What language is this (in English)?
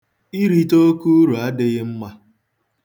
Igbo